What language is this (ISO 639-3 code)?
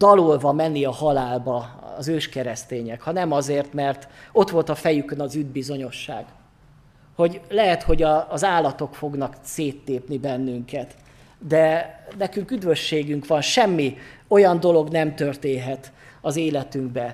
hun